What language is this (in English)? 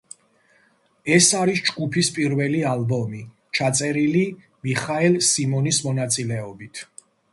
Georgian